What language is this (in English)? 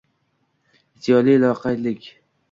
Uzbek